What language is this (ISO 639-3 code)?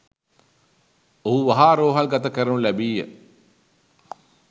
sin